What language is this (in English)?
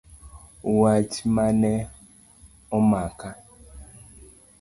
Luo (Kenya and Tanzania)